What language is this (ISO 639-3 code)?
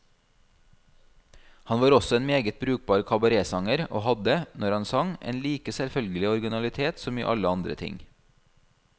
nor